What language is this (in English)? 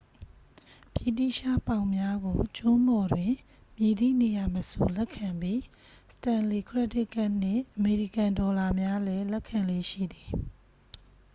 Burmese